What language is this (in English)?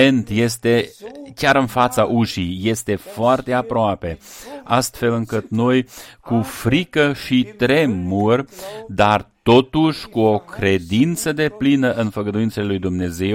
Romanian